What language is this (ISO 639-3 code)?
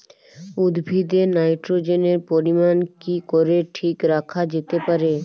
ben